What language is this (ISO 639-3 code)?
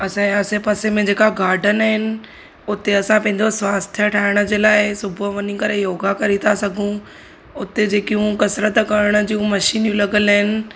snd